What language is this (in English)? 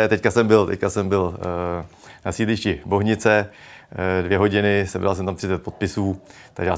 Czech